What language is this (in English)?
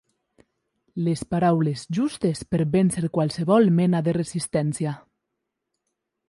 Catalan